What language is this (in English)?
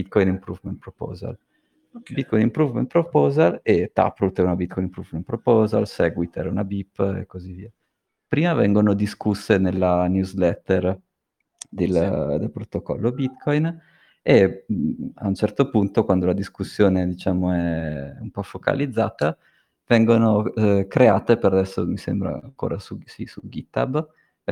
Italian